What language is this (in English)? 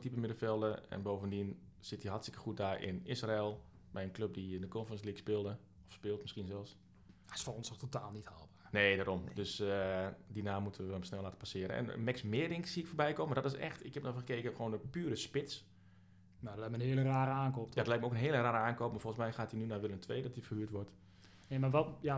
Dutch